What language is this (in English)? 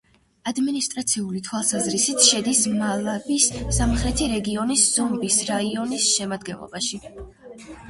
Georgian